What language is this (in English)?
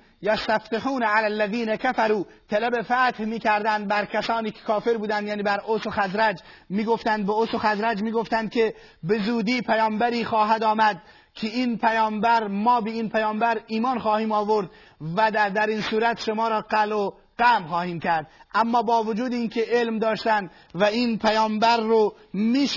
Persian